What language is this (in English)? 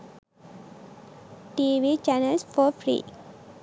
Sinhala